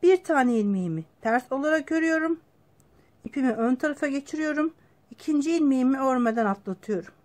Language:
Turkish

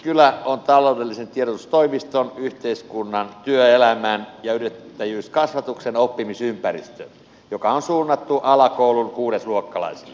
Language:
Finnish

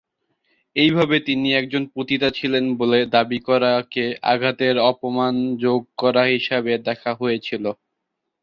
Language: Bangla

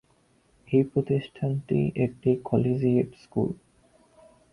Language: Bangla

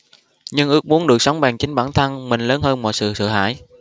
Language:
Vietnamese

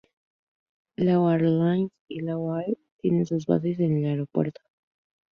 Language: Spanish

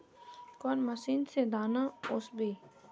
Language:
Magahi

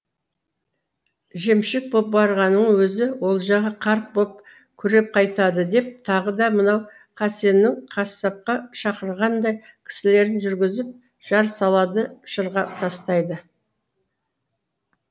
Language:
Kazakh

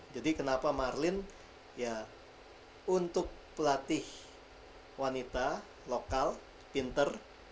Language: Indonesian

